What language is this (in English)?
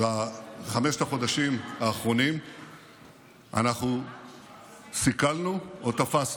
Hebrew